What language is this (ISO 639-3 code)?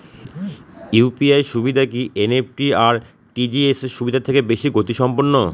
ben